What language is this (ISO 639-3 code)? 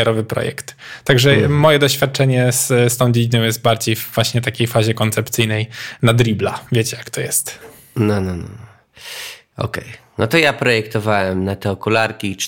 pol